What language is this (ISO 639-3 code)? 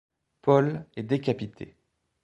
fra